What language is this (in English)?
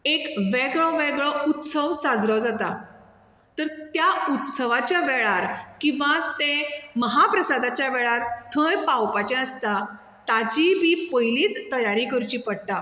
Konkani